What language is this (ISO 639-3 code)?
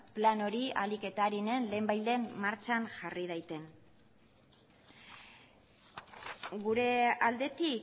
eus